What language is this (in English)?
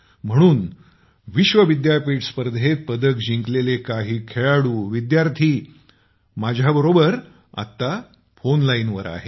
Marathi